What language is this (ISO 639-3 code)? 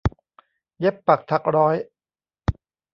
tha